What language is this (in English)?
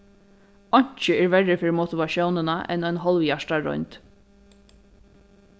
Faroese